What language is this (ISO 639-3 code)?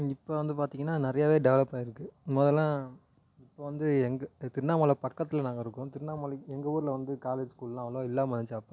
tam